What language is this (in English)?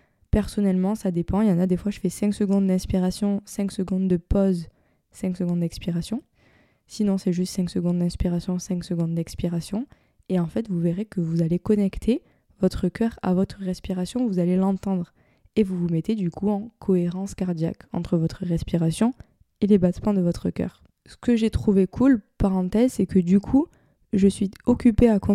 French